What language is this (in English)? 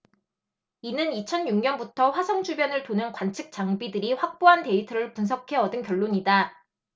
Korean